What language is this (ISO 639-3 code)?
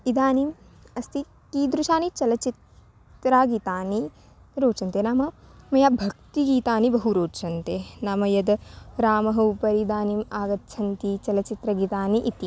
san